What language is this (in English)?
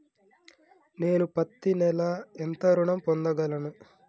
Telugu